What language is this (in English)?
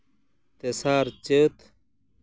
Santali